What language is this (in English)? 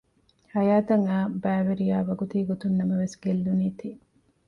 Divehi